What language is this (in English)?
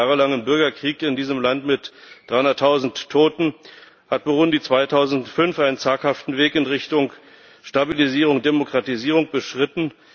German